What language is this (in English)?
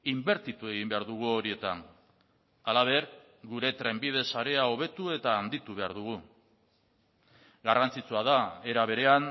Basque